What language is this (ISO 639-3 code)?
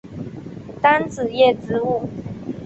zho